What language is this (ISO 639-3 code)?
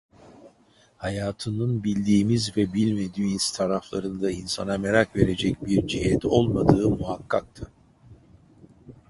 tur